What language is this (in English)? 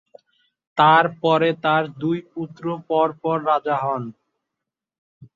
Bangla